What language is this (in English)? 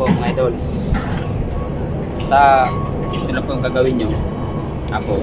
Filipino